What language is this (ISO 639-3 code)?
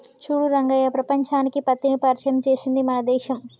tel